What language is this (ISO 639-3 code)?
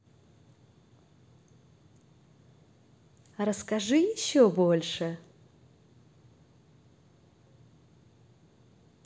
rus